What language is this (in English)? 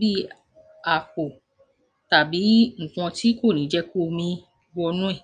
Yoruba